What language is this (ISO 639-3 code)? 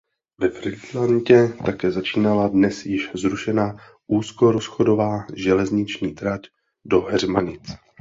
ces